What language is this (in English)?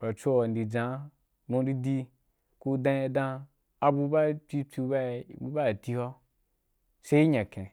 Wapan